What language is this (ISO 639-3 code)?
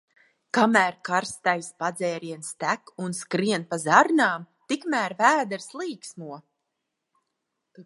lav